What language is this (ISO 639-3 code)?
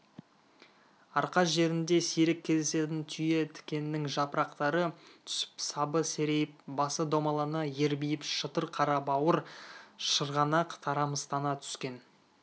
kaz